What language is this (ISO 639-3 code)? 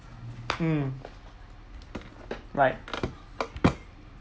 eng